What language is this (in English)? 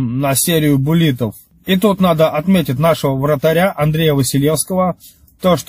Russian